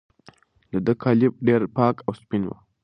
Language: Pashto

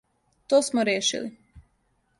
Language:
Serbian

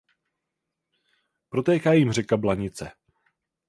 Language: Czech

